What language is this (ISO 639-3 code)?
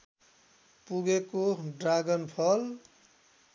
nep